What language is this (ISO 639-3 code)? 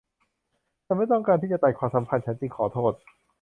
tha